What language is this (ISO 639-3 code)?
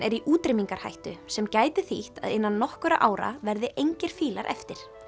isl